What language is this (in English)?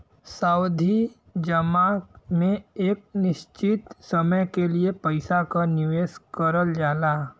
Bhojpuri